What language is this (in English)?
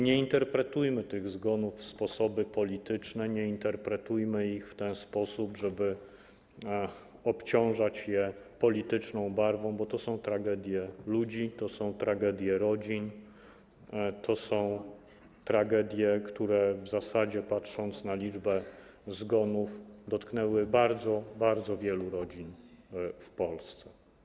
Polish